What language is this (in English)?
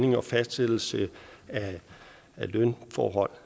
Danish